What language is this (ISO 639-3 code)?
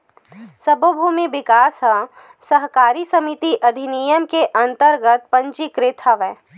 hne